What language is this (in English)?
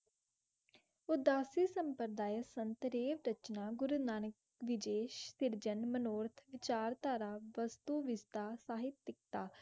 Punjabi